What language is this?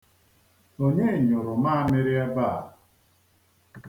Igbo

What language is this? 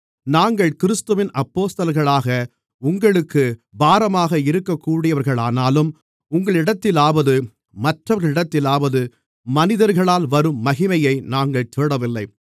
Tamil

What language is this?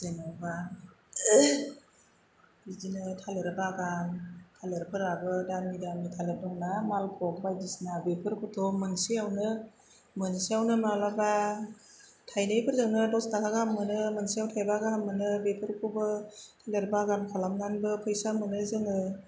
Bodo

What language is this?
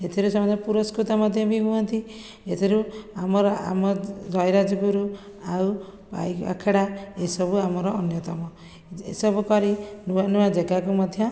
Odia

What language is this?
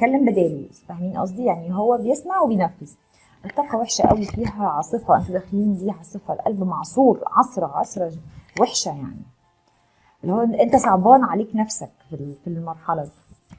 Arabic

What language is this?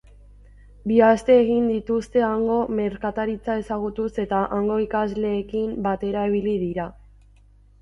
Basque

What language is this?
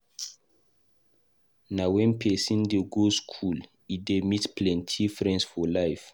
Nigerian Pidgin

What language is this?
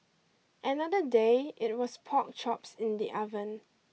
English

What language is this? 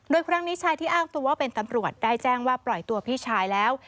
Thai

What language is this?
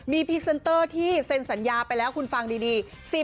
Thai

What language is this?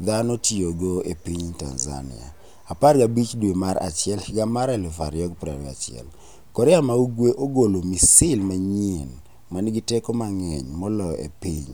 Luo (Kenya and Tanzania)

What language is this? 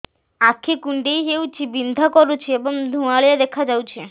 Odia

